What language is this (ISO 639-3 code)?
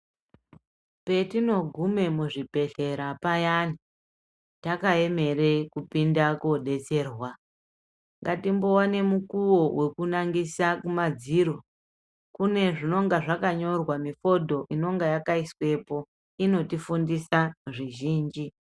ndc